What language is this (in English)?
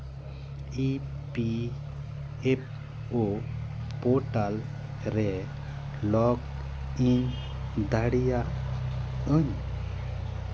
Santali